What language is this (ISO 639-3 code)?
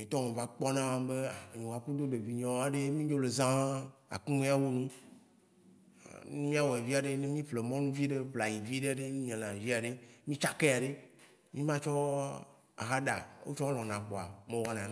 wci